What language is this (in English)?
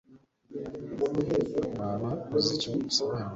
Kinyarwanda